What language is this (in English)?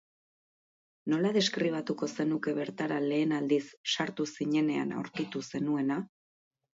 Basque